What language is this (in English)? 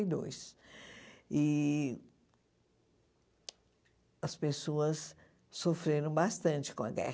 Portuguese